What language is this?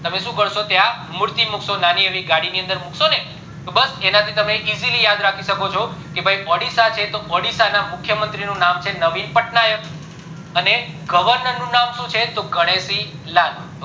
Gujarati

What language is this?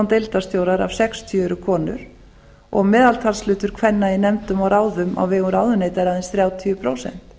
Icelandic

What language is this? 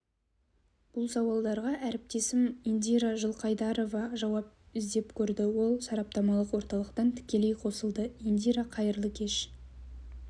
Kazakh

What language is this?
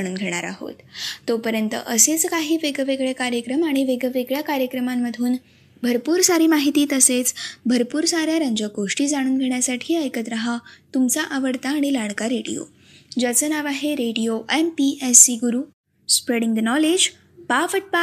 Marathi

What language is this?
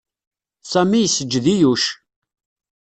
Kabyle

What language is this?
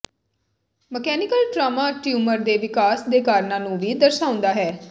Punjabi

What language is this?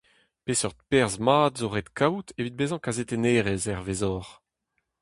Breton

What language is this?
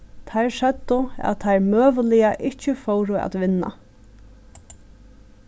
Faroese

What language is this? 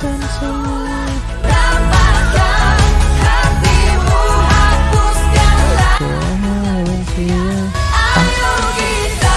Indonesian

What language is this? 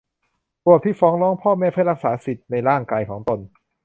Thai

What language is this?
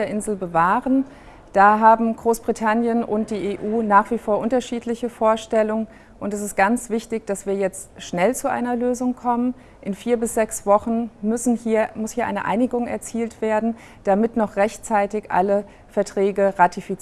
German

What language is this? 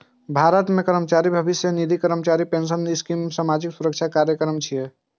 Maithili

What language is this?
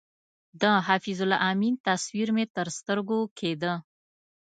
Pashto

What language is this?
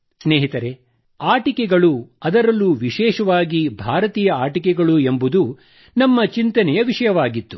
Kannada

